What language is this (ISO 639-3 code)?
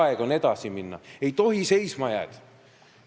est